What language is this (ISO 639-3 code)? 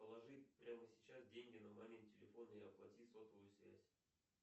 rus